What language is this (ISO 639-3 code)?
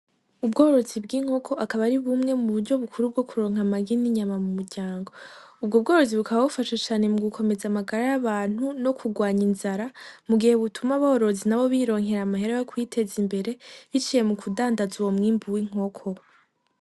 run